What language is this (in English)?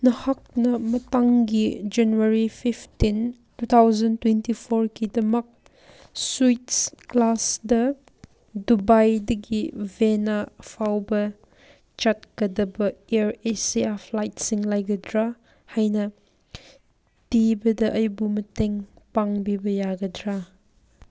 Manipuri